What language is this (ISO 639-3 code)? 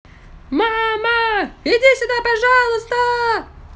rus